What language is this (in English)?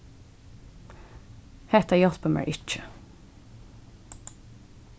Faroese